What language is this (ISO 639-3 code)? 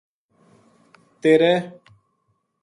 gju